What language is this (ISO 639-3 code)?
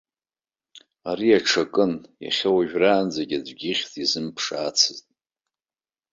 abk